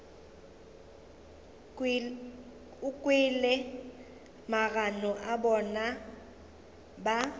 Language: Northern Sotho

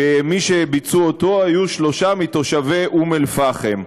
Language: Hebrew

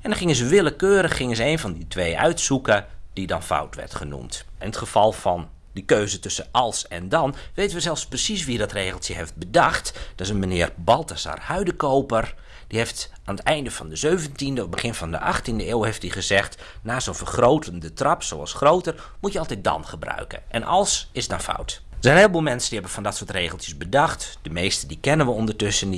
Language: Dutch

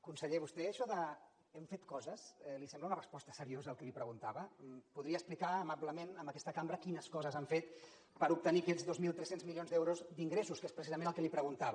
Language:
Catalan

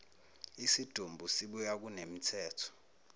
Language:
Zulu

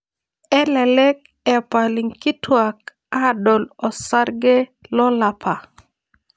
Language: Masai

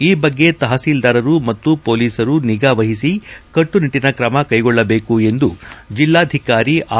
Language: Kannada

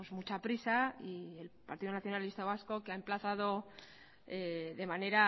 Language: Spanish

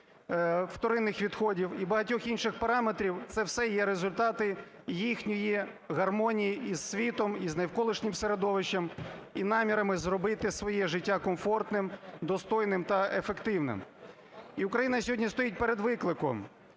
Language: Ukrainian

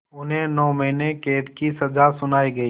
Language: Hindi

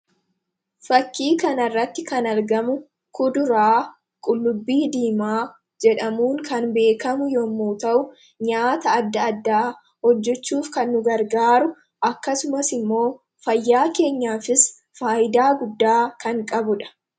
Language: Oromo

